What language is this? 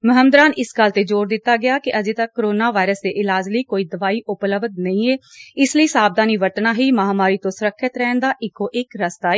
Punjabi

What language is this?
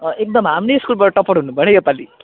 Nepali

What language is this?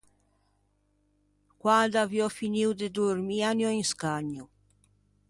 Ligurian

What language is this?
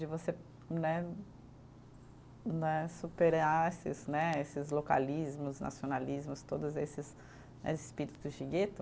Portuguese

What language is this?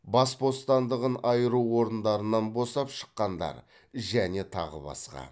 Kazakh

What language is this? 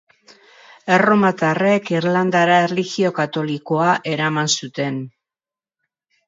Basque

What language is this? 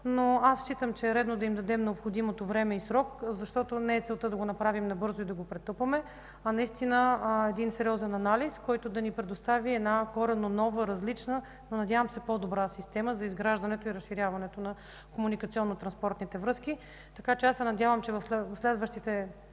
Bulgarian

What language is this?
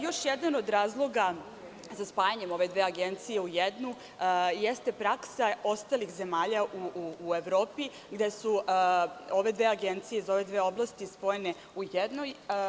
Serbian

